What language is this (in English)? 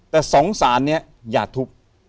Thai